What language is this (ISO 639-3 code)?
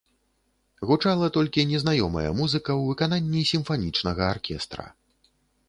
bel